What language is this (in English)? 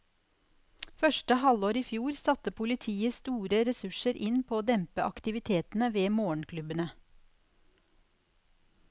Norwegian